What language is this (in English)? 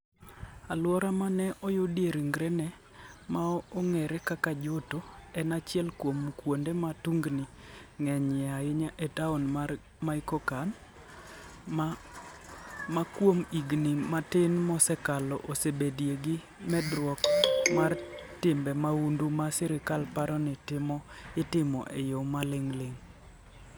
Luo (Kenya and Tanzania)